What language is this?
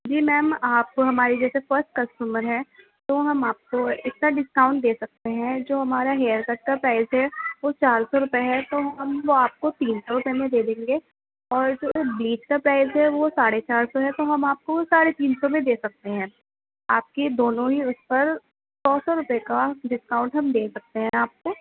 Urdu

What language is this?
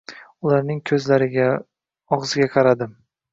Uzbek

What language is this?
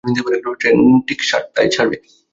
Bangla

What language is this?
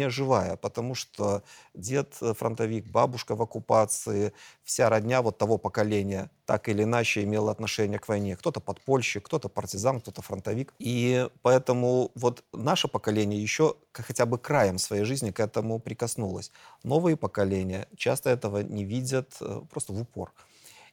Russian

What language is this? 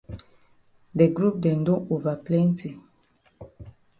Cameroon Pidgin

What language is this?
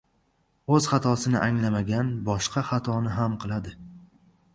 Uzbek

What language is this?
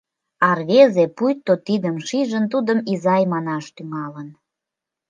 Mari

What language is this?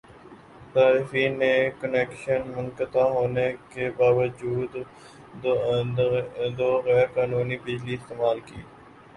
Urdu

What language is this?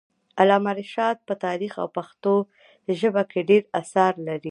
Pashto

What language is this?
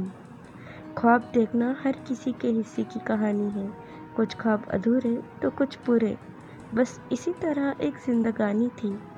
Urdu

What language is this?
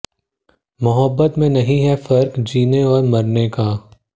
Hindi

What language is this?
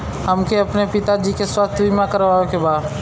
Bhojpuri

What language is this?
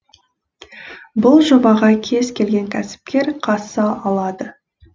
Kazakh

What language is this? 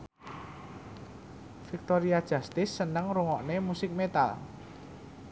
Javanese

